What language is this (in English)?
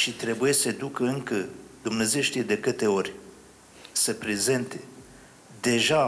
Romanian